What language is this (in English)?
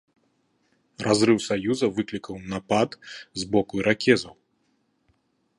Belarusian